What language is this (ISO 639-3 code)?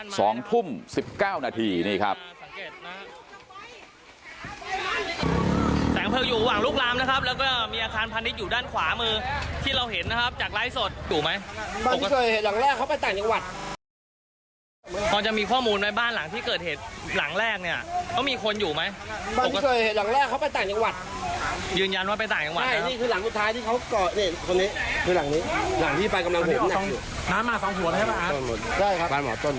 tha